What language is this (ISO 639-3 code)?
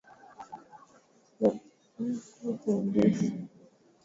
swa